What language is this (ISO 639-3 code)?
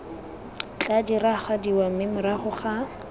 tsn